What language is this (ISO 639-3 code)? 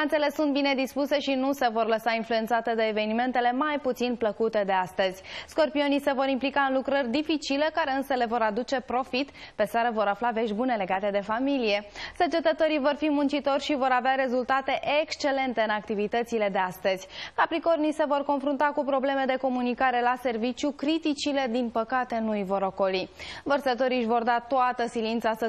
ron